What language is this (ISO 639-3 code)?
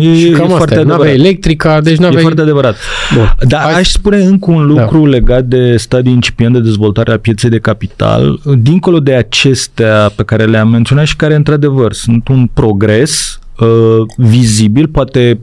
ron